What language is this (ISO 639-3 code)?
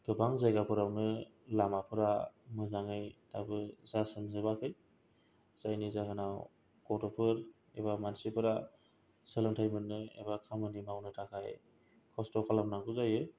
brx